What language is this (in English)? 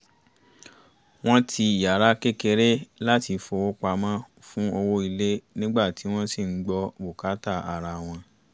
Yoruba